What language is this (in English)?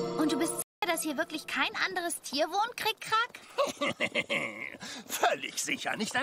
German